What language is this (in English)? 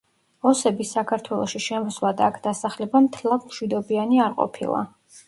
Georgian